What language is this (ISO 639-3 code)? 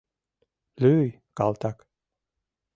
chm